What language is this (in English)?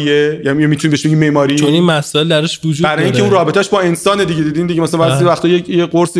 Persian